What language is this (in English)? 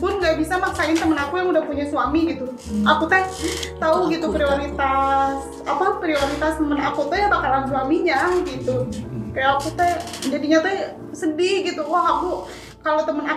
Indonesian